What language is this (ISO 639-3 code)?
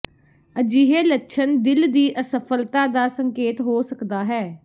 pan